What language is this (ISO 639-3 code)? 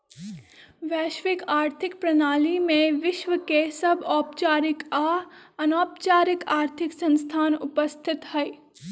mag